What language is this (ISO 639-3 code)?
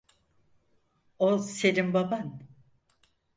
tur